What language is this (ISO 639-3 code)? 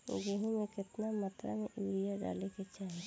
bho